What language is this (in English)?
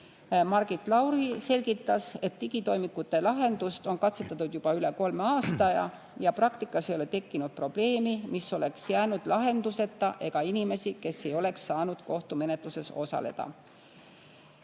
Estonian